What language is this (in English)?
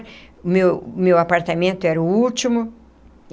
Portuguese